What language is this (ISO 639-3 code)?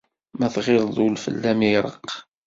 kab